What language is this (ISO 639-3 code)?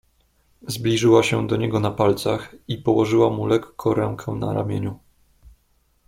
pol